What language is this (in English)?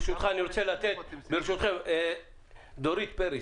Hebrew